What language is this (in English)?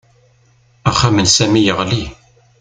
Kabyle